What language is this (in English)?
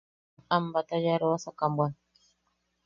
Yaqui